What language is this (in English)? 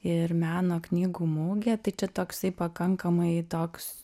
Lithuanian